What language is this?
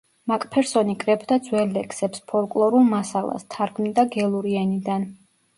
Georgian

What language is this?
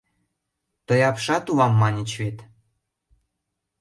Mari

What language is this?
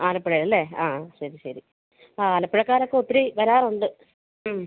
Malayalam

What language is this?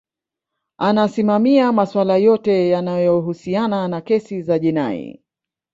Swahili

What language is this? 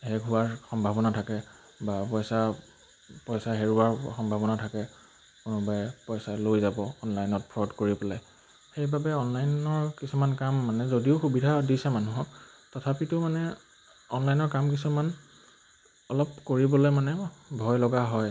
Assamese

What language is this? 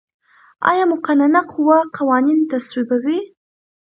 Pashto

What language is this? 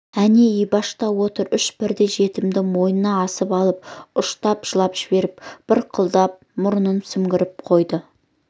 Kazakh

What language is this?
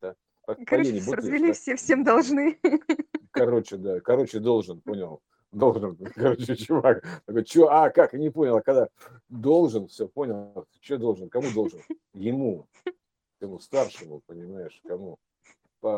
Russian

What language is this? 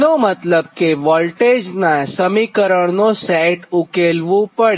Gujarati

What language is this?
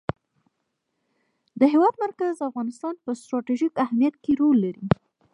Pashto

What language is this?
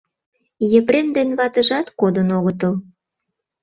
Mari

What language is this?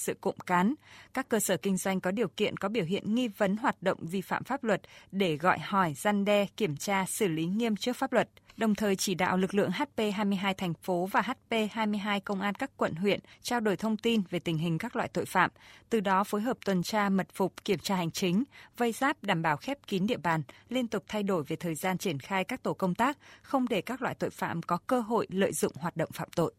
Vietnamese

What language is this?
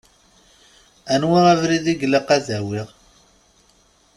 Kabyle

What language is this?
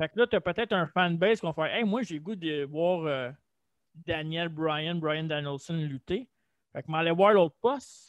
French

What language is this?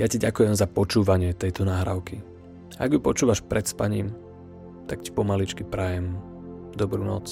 Slovak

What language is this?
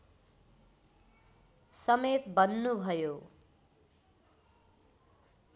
Nepali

